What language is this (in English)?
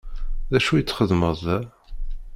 Kabyle